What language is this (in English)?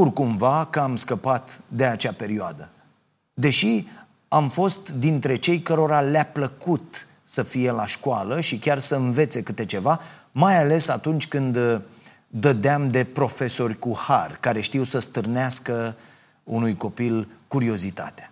Romanian